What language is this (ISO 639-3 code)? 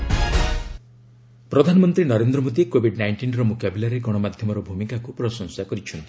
ori